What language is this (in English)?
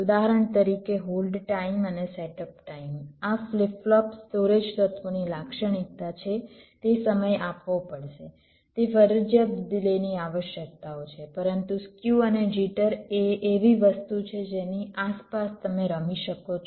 Gujarati